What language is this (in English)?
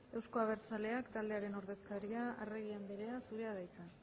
Basque